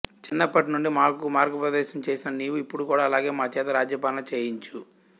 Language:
Telugu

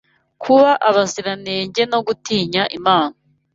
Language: Kinyarwanda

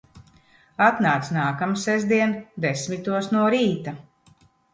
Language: Latvian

